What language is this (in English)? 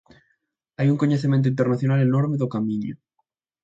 Galician